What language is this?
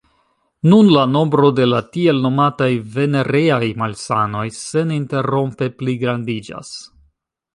Esperanto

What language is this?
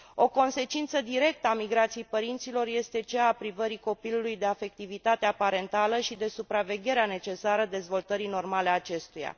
Romanian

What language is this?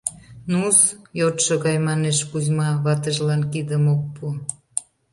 Mari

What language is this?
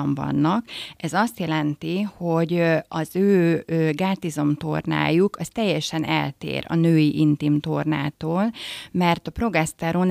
Hungarian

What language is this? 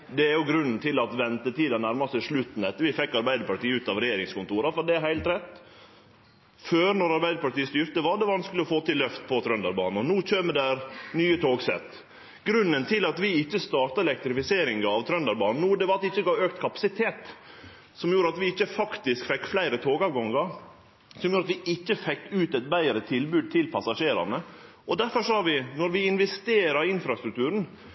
Norwegian Nynorsk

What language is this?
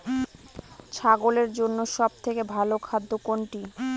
Bangla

